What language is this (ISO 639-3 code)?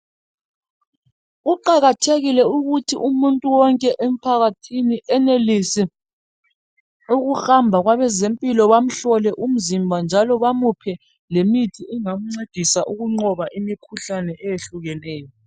nde